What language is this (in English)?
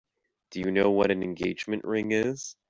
English